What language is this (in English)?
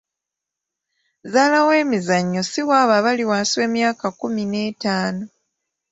Ganda